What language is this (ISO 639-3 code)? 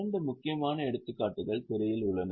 tam